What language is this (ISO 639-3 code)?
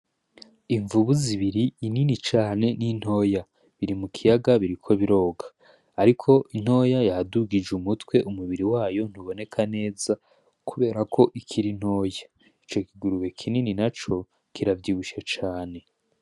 run